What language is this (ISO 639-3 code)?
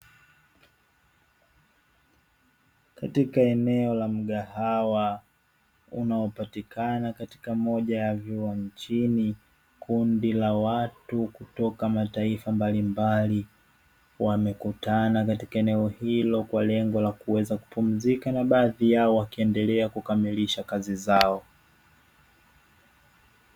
swa